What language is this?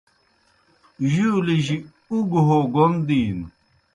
Kohistani Shina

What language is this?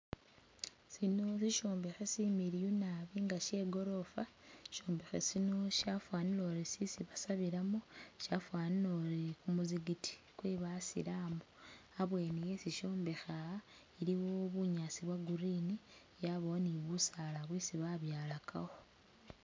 Masaaba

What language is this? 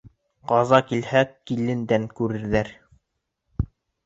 Bashkir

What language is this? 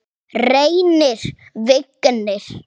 Icelandic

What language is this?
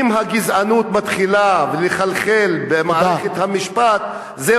Hebrew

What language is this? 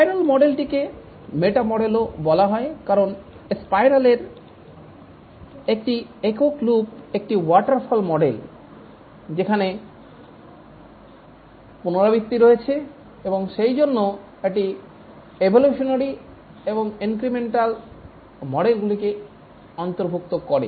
Bangla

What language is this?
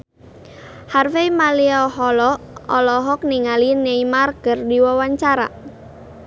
Sundanese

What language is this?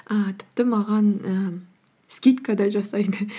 Kazakh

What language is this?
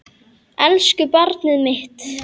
Icelandic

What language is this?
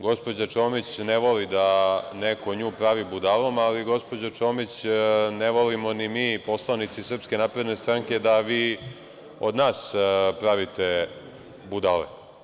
Serbian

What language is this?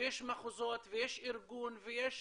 Hebrew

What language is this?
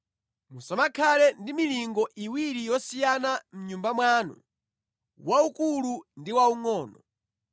Nyanja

